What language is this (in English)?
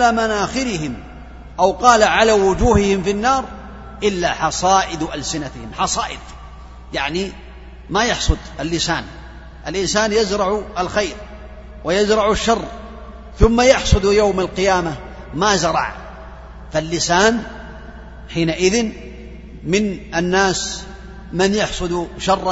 Arabic